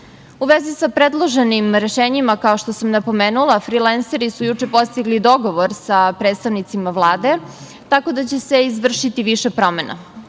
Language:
Serbian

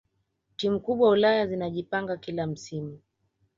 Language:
Swahili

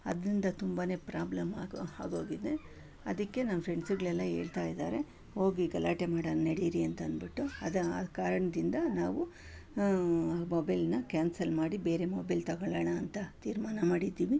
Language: Kannada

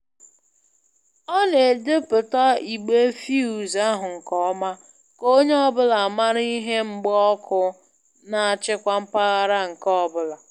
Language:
Igbo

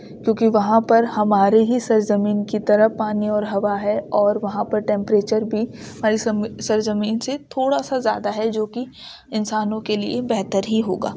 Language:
Urdu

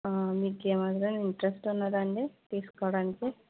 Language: Telugu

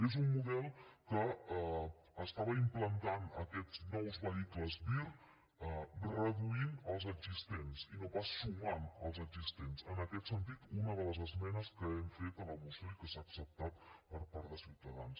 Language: Catalan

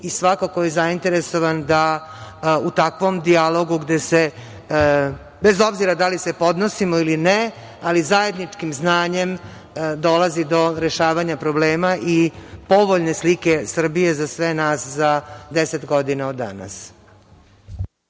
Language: Serbian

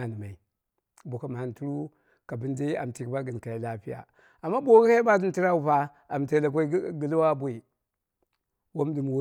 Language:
Dera (Nigeria)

